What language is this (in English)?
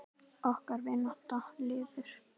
Icelandic